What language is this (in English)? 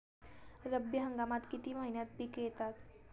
Marathi